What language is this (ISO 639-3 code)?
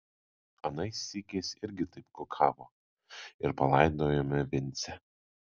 lit